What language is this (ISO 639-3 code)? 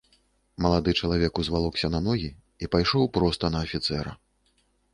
bel